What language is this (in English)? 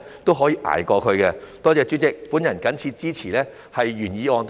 Cantonese